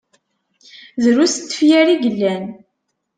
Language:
Kabyle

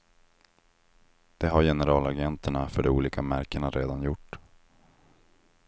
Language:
Swedish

